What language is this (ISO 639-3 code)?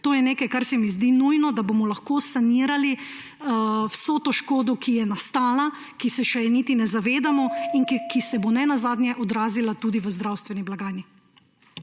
slv